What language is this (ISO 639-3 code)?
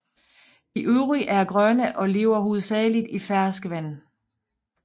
dan